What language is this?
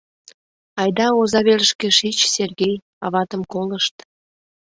Mari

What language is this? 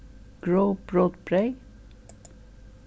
Faroese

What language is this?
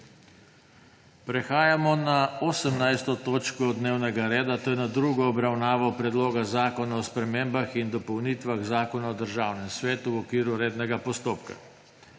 Slovenian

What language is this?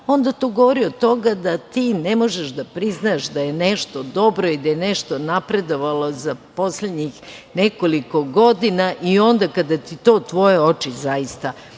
Serbian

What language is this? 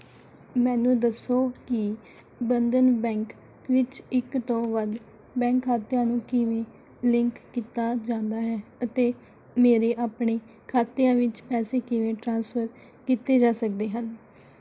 Punjabi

